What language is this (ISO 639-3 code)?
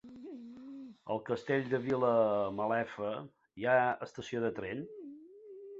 cat